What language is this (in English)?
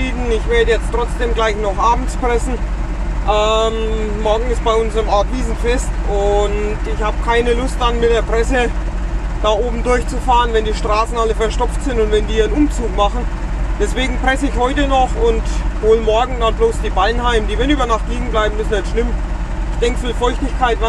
German